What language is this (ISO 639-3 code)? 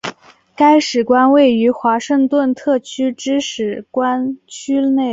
zho